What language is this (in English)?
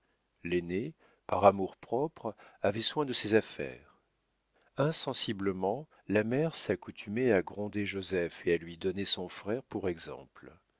French